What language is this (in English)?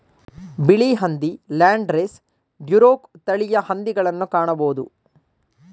Kannada